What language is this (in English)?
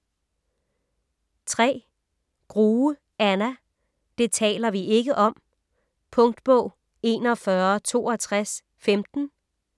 Danish